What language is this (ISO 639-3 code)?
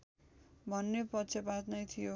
nep